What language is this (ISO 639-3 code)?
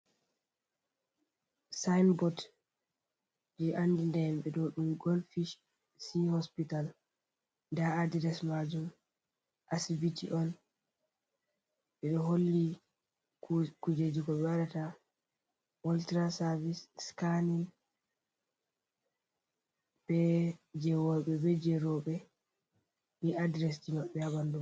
ful